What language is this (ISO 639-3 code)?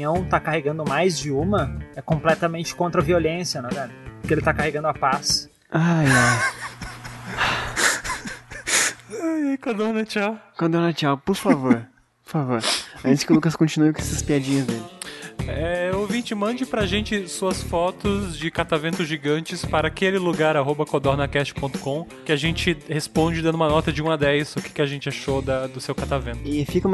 por